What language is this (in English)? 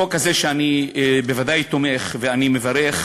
Hebrew